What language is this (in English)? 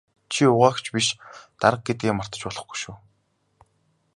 Mongolian